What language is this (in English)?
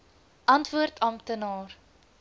Afrikaans